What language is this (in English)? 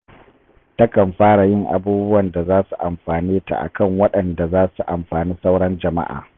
Hausa